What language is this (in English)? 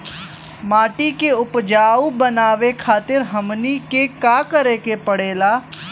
Bhojpuri